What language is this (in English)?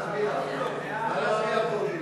Hebrew